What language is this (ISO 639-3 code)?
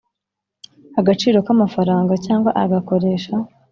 kin